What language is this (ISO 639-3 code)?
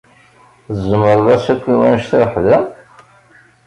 kab